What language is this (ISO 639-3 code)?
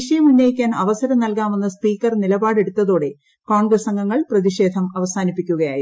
mal